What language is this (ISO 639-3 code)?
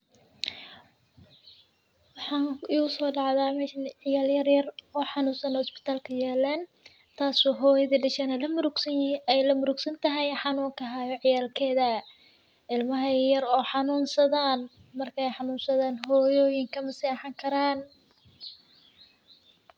som